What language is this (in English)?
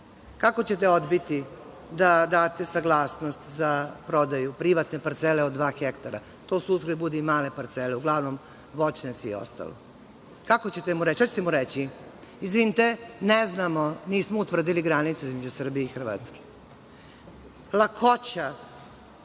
Serbian